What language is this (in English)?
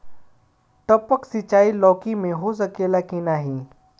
Bhojpuri